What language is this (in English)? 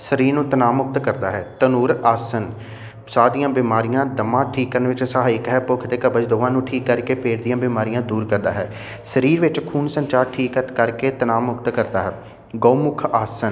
Punjabi